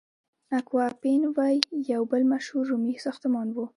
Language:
Pashto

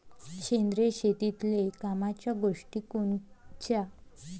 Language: Marathi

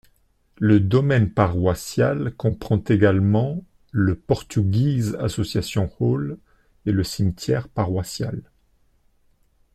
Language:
French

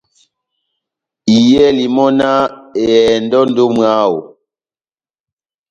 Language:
Batanga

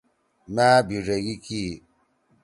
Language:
Torwali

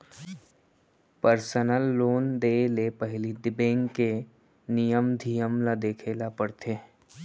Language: Chhattisgarhi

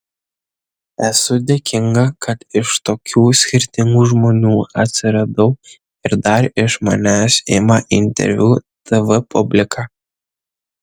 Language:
Lithuanian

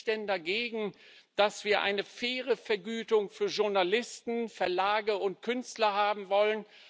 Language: German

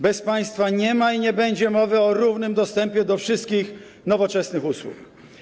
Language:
Polish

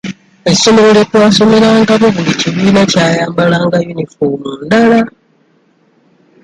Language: Ganda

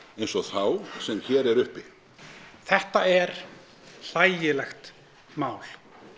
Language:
Icelandic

